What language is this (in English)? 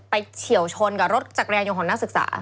Thai